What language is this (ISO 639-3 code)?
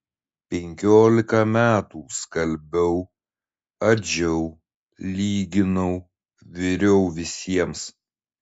lit